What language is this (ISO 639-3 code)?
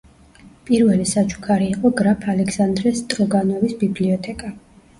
kat